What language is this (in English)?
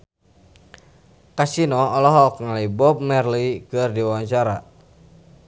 Sundanese